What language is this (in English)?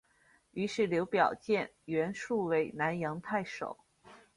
Chinese